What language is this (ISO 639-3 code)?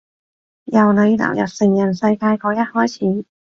yue